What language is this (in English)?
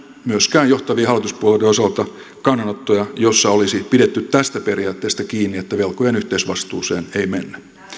Finnish